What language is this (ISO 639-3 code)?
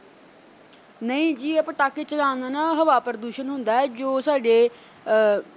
pan